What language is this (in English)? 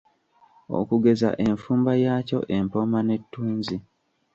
Ganda